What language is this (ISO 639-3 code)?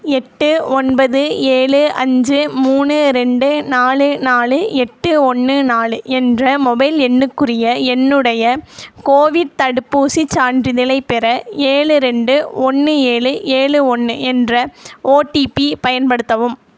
tam